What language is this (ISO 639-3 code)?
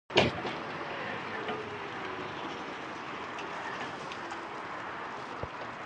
kur